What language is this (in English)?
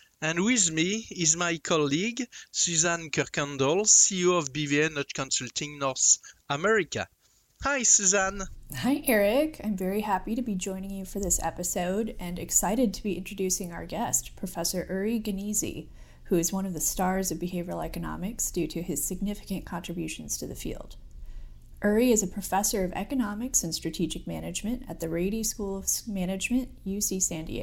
English